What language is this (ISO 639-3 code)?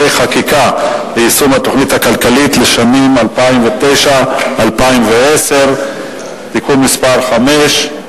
heb